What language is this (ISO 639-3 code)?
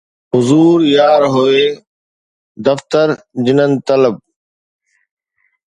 snd